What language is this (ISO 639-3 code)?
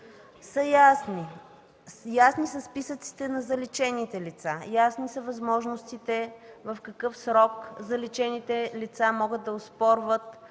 bul